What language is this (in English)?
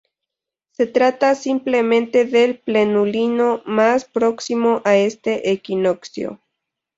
Spanish